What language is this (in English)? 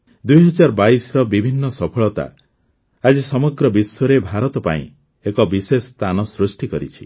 Odia